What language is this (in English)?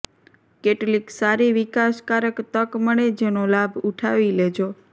Gujarati